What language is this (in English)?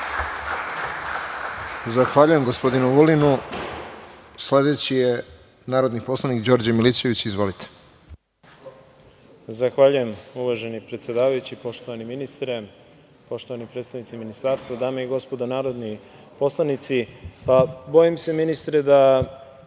Serbian